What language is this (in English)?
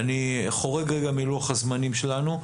Hebrew